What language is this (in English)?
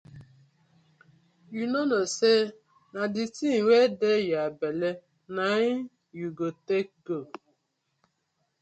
Nigerian Pidgin